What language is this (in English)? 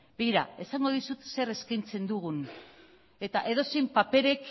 Basque